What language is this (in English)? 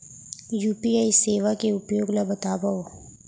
Chhattisgarhi